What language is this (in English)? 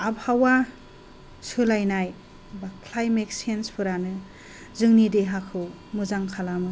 Bodo